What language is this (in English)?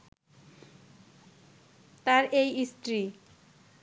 Bangla